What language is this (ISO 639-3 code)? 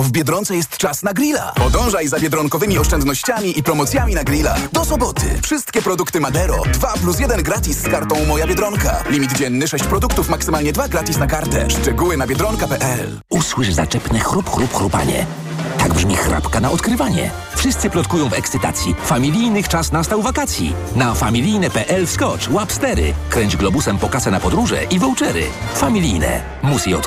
pol